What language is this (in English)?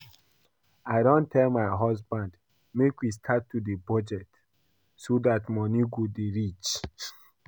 Nigerian Pidgin